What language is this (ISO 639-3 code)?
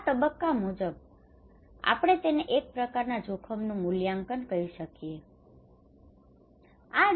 guj